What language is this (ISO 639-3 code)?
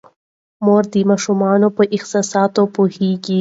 pus